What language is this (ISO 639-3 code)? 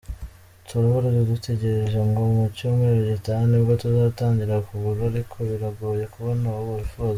kin